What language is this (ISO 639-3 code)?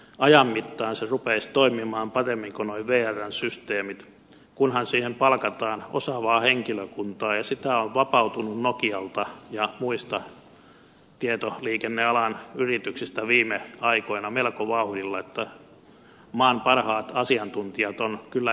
fin